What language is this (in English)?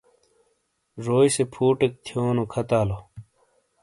Shina